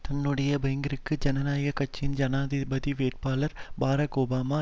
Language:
Tamil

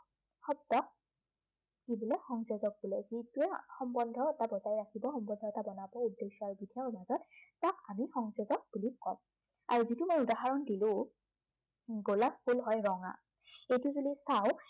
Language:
Assamese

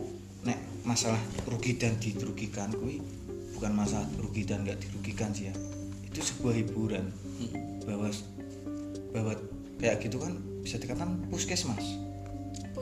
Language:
Indonesian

